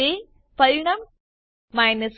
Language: Gujarati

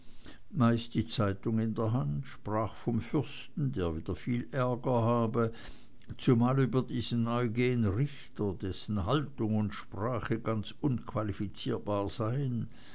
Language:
German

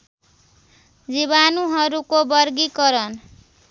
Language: Nepali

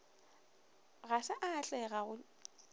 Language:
Northern Sotho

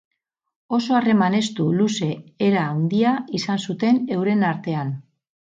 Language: Basque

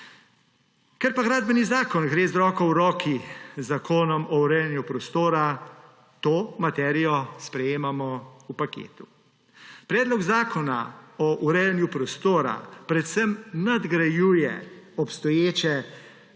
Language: Slovenian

